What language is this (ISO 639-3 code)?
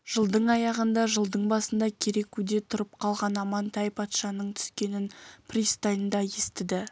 kaz